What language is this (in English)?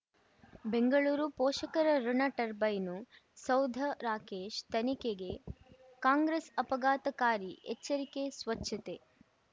Kannada